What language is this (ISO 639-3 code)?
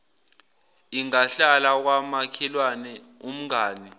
zul